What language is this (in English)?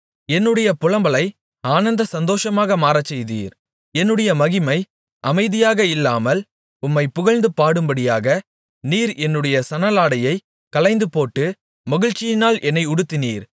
Tamil